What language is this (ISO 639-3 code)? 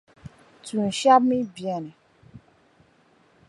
dag